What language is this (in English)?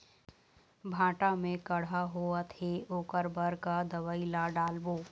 Chhattisgarhi